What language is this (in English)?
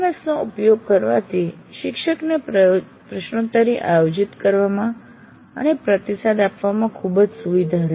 Gujarati